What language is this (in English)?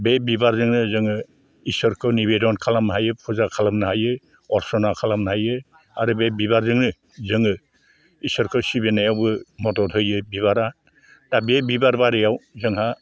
Bodo